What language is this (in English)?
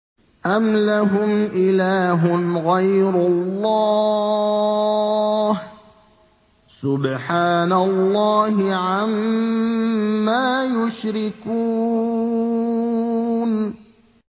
Arabic